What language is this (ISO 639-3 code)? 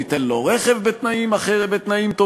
heb